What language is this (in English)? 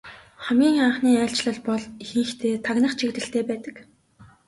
Mongolian